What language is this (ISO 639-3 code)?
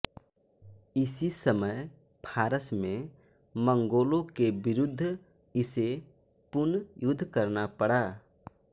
hin